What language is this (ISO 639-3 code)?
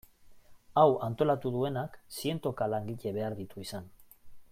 eus